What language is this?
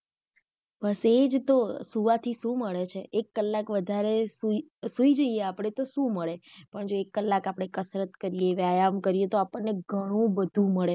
Gujarati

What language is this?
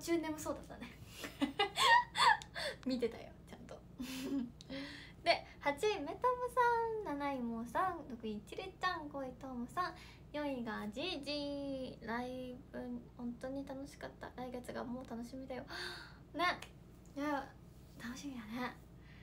Japanese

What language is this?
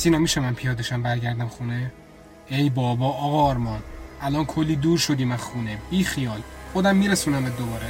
Persian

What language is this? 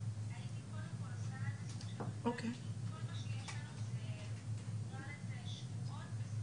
Hebrew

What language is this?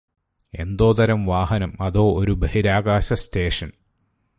Malayalam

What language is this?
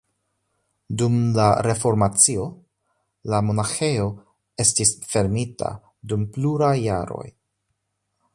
Esperanto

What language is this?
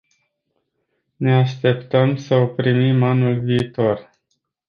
Romanian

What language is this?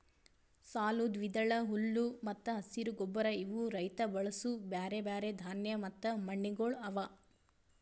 Kannada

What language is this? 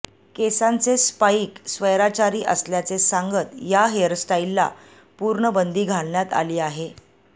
Marathi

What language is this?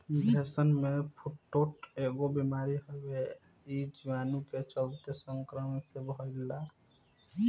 Bhojpuri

